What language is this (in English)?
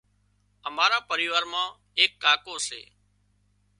Wadiyara Koli